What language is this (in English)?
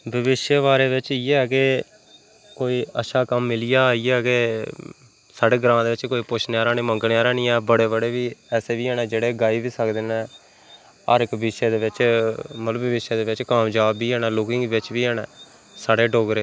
Dogri